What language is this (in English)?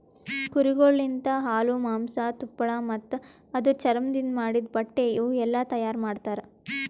Kannada